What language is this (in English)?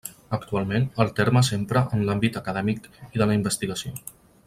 Catalan